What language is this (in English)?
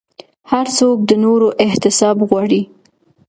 Pashto